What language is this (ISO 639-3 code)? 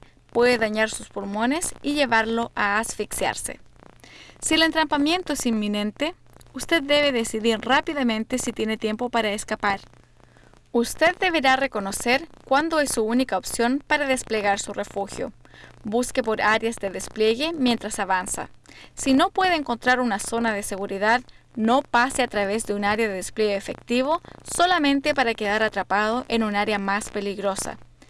spa